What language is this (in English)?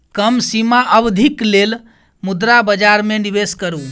Maithili